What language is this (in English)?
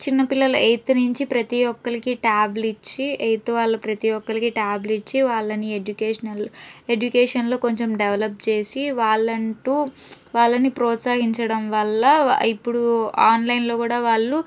Telugu